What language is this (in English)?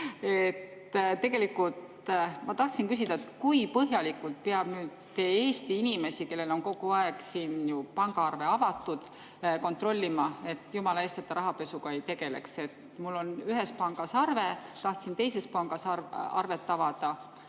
Estonian